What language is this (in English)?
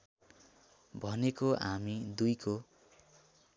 Nepali